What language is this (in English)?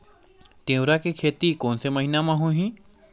Chhattisgarhi